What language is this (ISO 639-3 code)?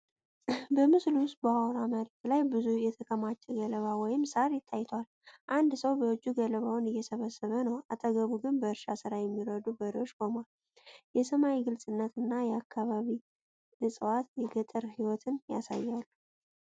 amh